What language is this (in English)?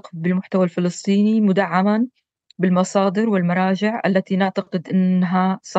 Arabic